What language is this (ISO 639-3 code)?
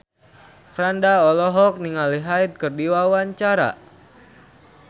sun